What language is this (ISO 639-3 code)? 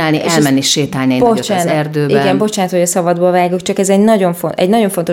hun